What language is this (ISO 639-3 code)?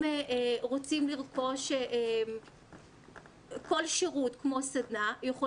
heb